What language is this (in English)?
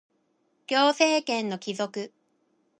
Japanese